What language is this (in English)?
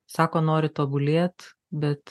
Lithuanian